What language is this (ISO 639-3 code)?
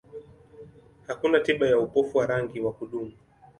swa